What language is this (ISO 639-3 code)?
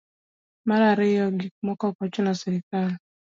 luo